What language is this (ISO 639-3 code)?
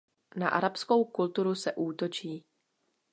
ces